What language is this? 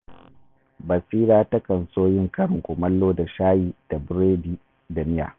Hausa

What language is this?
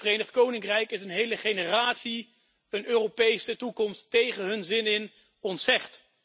Dutch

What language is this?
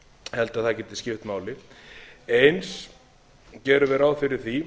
Icelandic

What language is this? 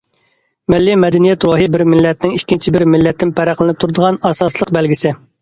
Uyghur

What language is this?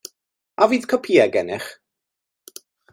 Welsh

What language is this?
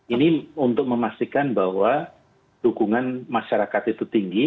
Indonesian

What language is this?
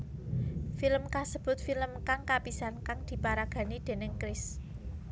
Javanese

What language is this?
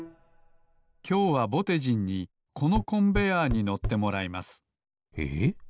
Japanese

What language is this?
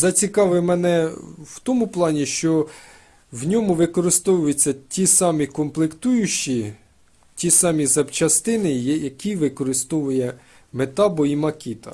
Ukrainian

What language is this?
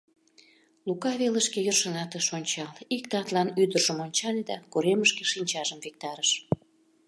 Mari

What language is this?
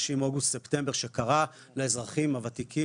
Hebrew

